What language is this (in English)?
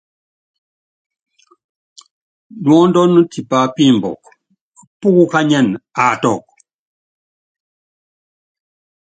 Yangben